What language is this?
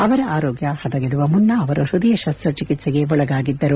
Kannada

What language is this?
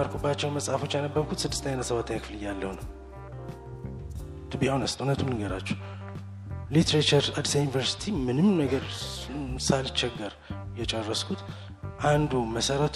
Amharic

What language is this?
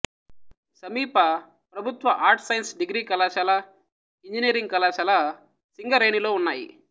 Telugu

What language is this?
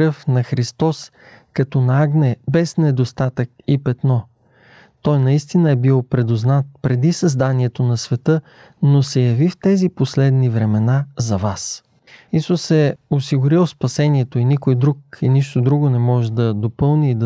Bulgarian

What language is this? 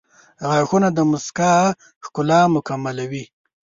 Pashto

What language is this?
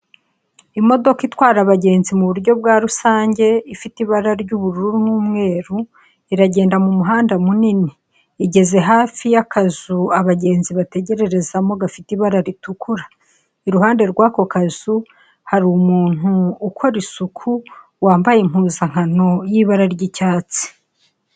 Kinyarwanda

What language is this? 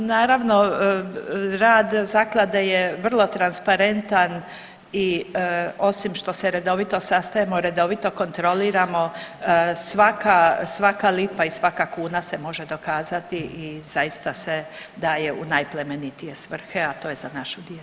Croatian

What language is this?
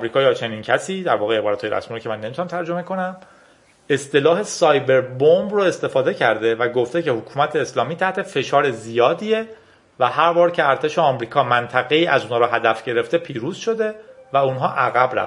Persian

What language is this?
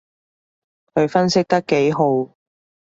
Cantonese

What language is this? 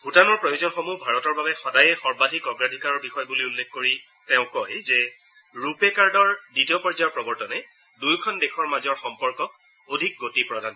Assamese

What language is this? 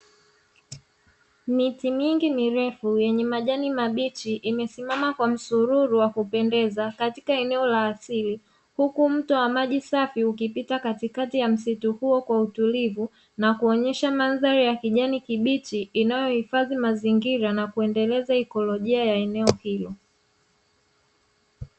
Swahili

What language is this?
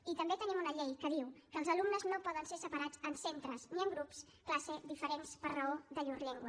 Catalan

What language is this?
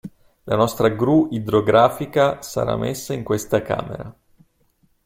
Italian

